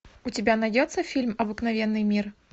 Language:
Russian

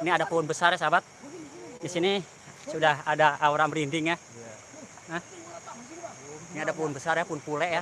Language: Indonesian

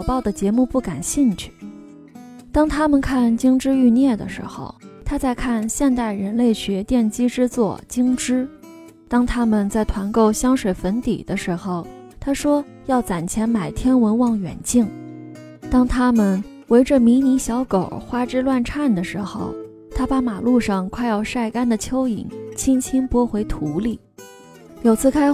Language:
Chinese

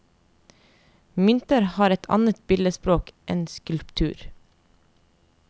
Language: Norwegian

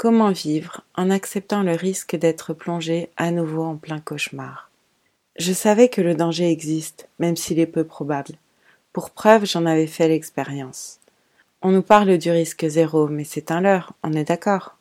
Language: French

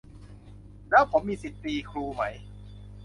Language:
Thai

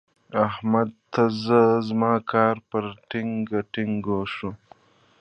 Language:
Pashto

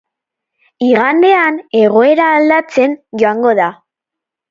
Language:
Basque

